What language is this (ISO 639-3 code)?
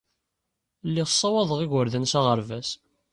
kab